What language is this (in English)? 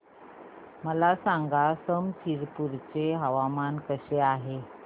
Marathi